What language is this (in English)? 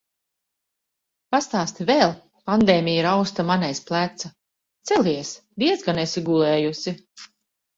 Latvian